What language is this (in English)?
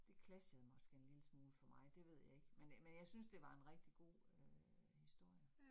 Danish